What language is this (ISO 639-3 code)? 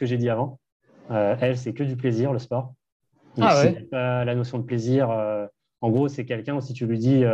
fra